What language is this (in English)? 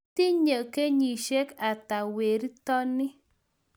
Kalenjin